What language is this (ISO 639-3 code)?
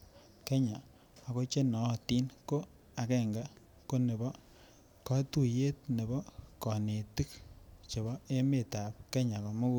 kln